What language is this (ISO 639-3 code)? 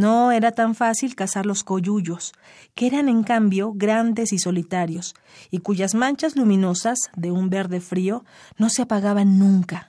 spa